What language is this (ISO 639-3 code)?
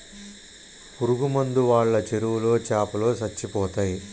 tel